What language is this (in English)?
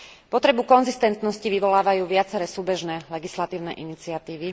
Slovak